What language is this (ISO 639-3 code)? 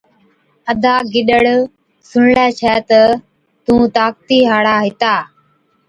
odk